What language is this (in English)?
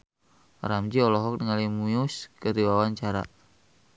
Sundanese